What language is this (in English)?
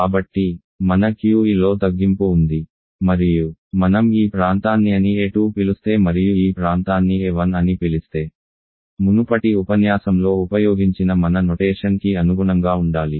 Telugu